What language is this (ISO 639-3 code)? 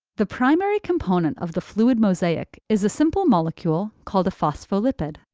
eng